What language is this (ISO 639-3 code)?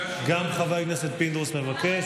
heb